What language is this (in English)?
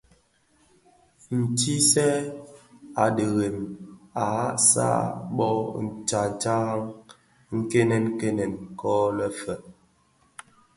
Bafia